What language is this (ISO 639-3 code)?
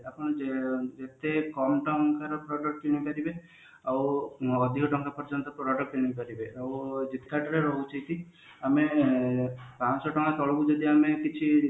ori